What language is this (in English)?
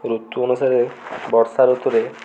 Odia